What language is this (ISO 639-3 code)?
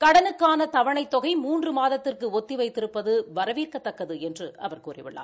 tam